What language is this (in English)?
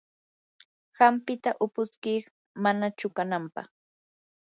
Yanahuanca Pasco Quechua